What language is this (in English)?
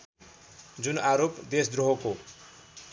Nepali